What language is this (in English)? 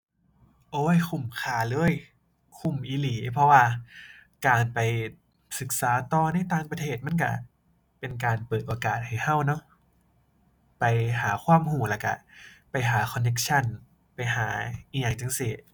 Thai